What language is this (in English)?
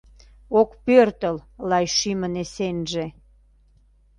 Mari